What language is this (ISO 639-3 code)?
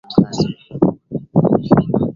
swa